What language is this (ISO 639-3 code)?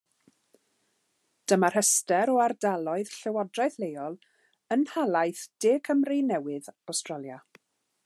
cym